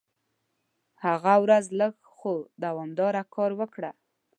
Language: Pashto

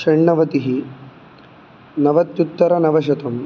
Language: Sanskrit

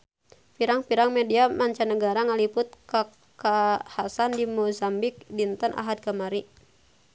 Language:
Sundanese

